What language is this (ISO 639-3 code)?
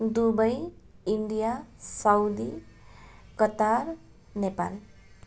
nep